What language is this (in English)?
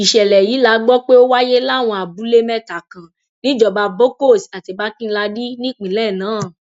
Yoruba